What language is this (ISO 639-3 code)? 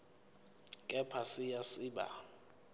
zul